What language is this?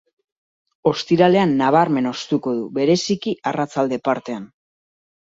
Basque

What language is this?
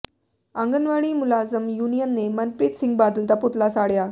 Punjabi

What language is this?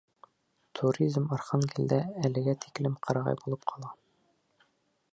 Bashkir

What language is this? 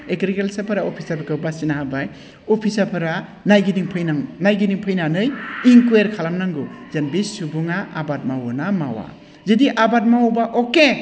Bodo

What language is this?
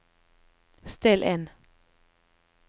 Norwegian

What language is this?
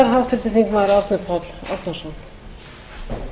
Icelandic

